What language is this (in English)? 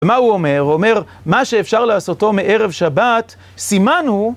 Hebrew